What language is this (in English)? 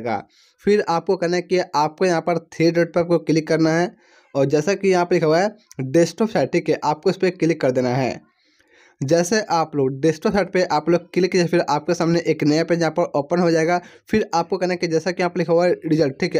Hindi